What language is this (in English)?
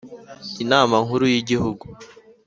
Kinyarwanda